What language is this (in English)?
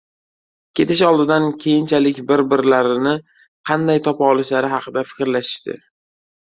Uzbek